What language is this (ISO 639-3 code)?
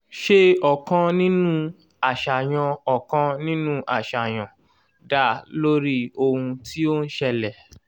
yor